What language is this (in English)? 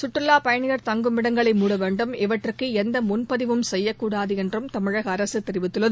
Tamil